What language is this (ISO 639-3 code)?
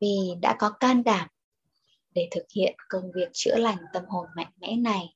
vie